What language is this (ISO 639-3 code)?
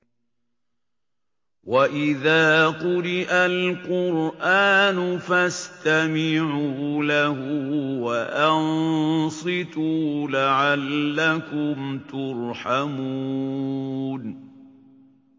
ara